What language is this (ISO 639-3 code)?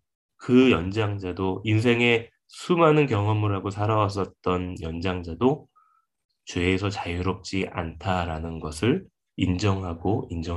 kor